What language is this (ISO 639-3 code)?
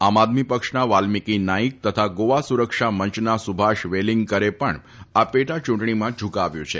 guj